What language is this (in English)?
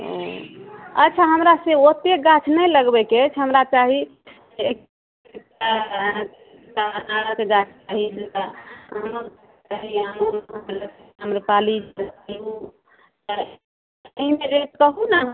Maithili